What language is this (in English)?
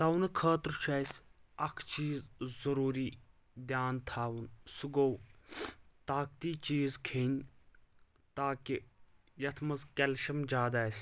Kashmiri